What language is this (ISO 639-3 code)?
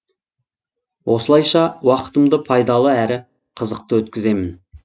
kaz